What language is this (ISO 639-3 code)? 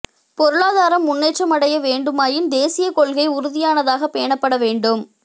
tam